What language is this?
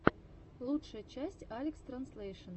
Russian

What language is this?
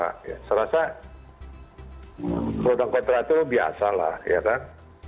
Indonesian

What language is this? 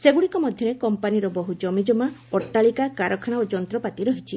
Odia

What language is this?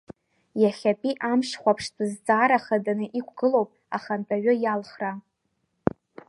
Abkhazian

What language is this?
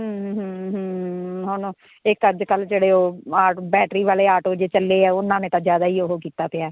Punjabi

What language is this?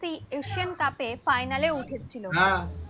Bangla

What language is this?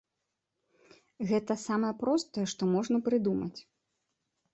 Belarusian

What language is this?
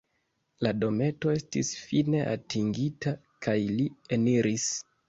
Esperanto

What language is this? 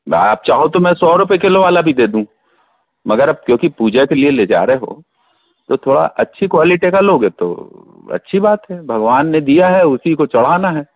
Hindi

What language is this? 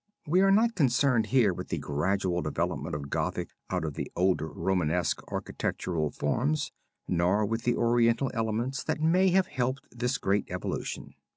English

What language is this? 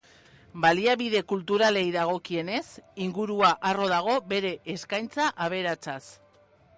Basque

